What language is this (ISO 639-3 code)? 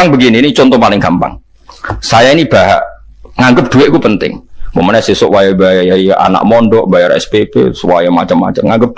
ind